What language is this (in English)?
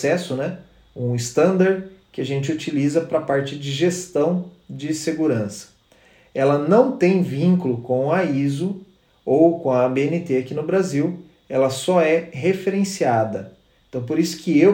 Portuguese